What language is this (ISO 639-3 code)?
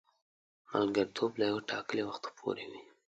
pus